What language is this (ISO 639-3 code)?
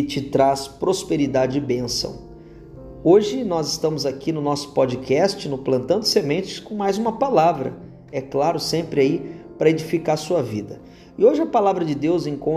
por